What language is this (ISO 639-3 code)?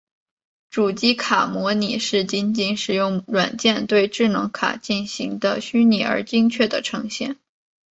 zho